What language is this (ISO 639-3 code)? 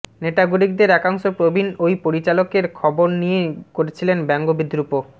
ben